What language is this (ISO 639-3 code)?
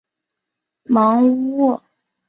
zho